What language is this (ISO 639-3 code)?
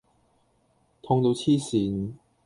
yue